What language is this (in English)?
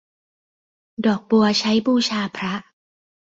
Thai